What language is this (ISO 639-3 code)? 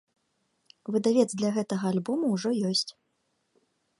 bel